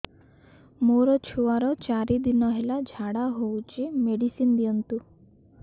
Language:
Odia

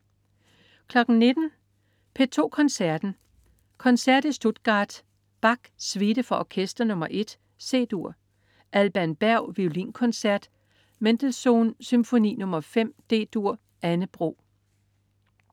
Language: Danish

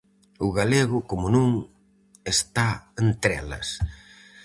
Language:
Galician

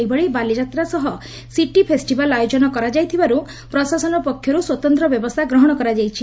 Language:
Odia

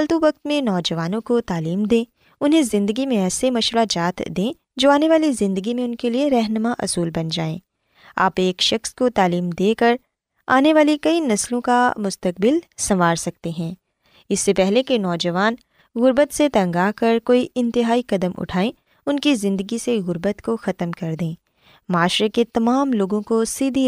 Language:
Urdu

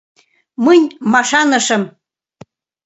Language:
Mari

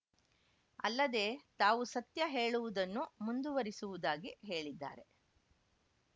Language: Kannada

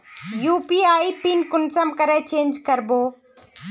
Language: Magahi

